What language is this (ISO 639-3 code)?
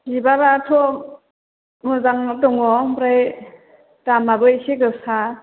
brx